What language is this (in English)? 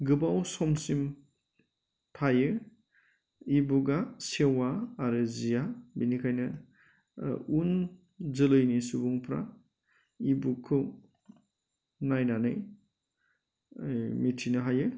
Bodo